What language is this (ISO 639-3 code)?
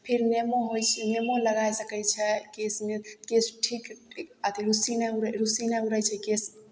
mai